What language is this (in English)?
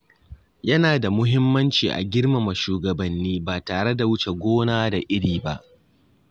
Hausa